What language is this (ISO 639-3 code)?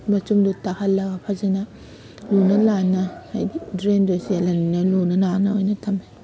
mni